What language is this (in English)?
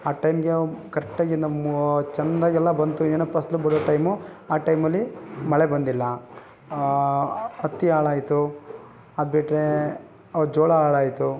Kannada